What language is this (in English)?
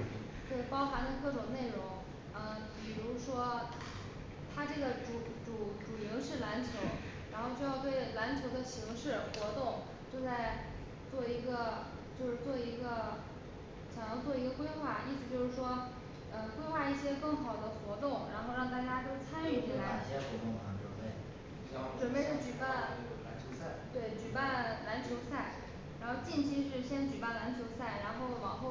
Chinese